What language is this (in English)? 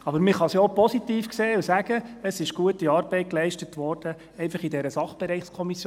Swiss German